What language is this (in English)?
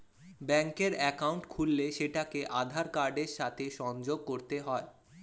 Bangla